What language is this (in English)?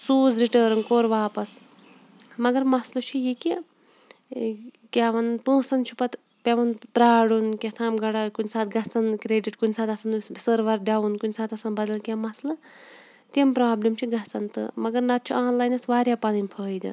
Kashmiri